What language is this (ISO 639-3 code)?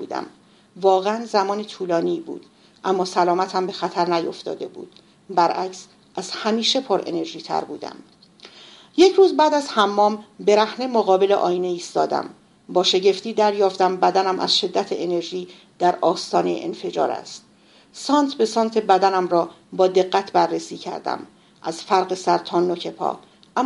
fas